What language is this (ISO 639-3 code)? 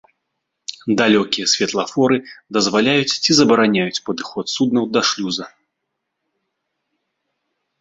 bel